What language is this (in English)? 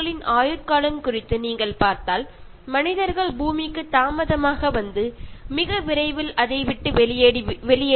Malayalam